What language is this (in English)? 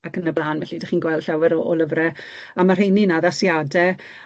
Welsh